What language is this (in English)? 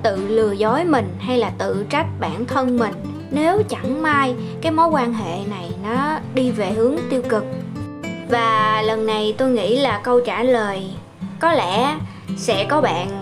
Vietnamese